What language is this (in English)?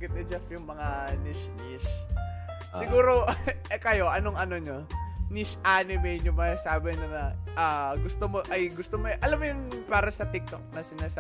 Filipino